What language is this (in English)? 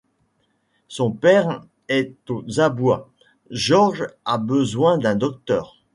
French